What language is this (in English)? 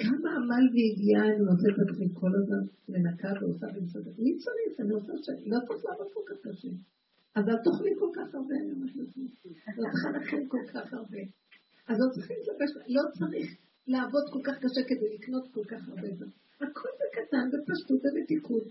Hebrew